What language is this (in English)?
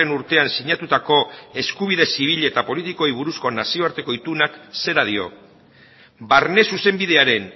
Basque